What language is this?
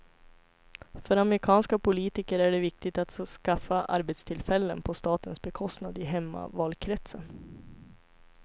Swedish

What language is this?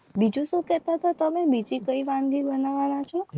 Gujarati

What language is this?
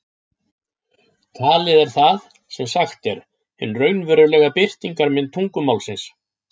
Icelandic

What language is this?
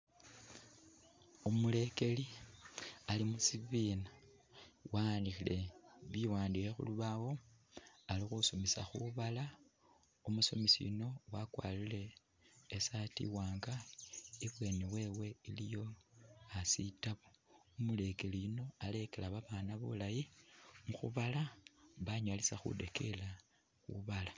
Masaaba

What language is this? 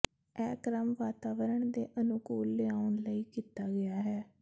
Punjabi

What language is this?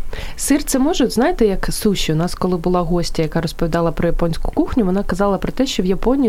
Ukrainian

